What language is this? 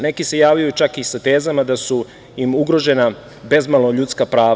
Serbian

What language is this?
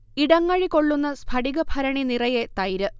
Malayalam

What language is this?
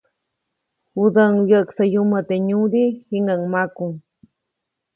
Copainalá Zoque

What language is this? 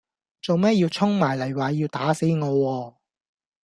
Cantonese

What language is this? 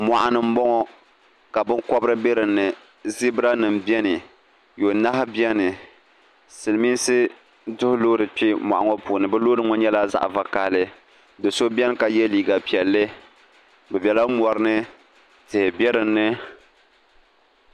Dagbani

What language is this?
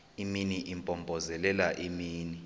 Xhosa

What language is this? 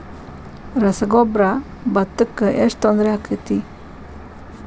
Kannada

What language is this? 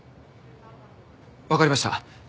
Japanese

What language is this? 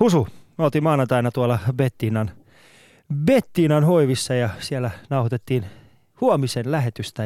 Finnish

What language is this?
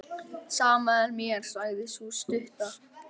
Icelandic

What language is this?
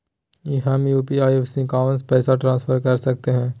Magahi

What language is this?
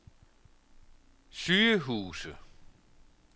Danish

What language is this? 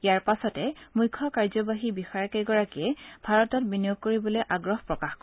Assamese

